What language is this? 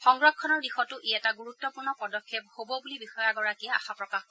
Assamese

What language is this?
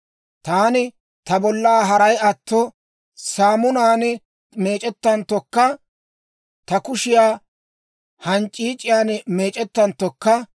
Dawro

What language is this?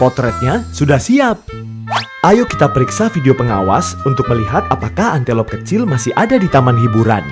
Indonesian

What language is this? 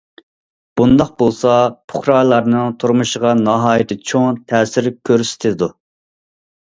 Uyghur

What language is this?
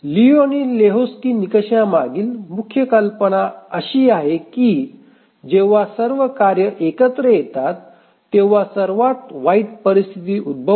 Marathi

